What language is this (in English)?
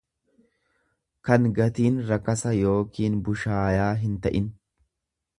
Oromo